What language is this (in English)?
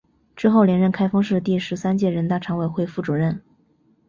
Chinese